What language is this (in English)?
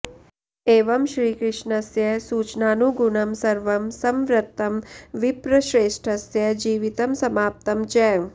Sanskrit